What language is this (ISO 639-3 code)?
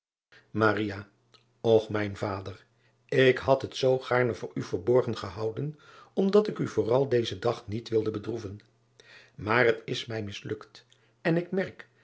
nld